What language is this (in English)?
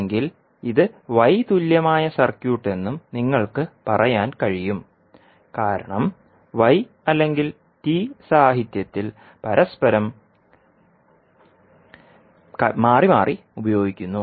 Malayalam